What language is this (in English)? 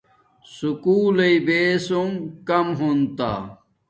Domaaki